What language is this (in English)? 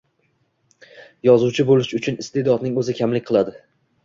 Uzbek